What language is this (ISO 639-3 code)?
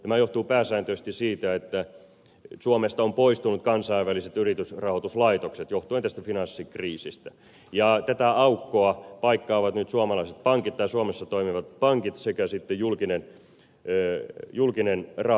fin